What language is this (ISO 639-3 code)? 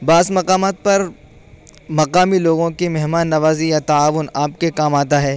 urd